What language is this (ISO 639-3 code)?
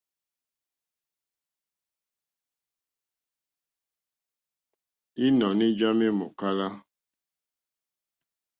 bri